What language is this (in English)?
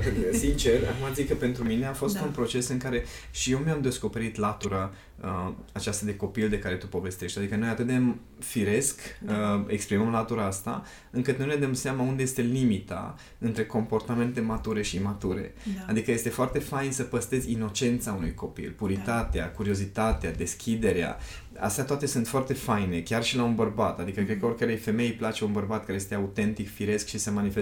Romanian